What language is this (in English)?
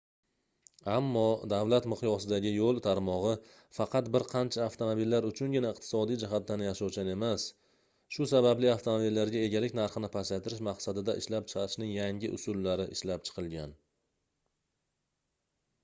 Uzbek